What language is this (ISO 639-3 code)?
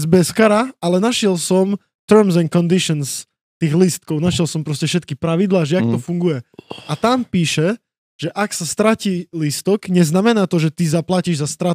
slk